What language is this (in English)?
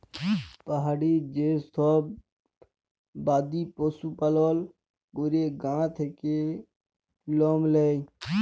Bangla